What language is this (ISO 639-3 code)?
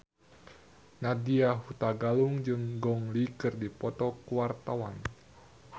sun